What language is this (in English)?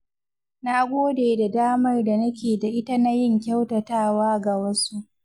Hausa